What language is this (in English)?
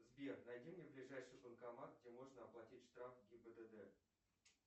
Russian